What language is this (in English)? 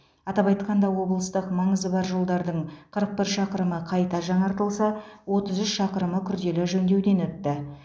Kazakh